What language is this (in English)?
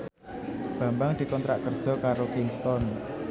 Javanese